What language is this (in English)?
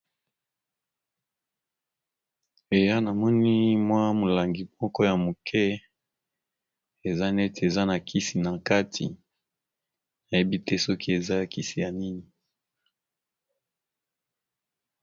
Lingala